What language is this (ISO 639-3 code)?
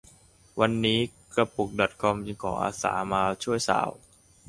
tha